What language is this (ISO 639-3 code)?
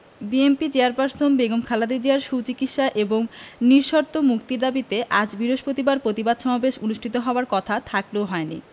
ben